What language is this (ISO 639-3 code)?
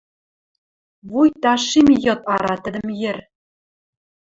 mrj